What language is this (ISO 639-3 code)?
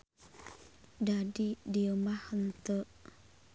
sun